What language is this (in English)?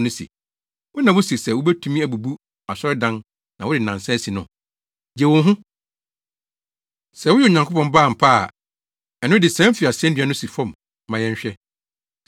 Akan